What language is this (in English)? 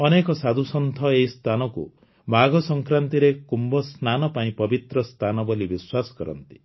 Odia